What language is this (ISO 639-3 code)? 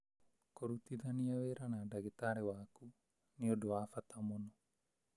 kik